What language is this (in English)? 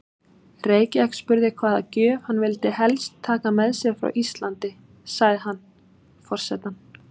Icelandic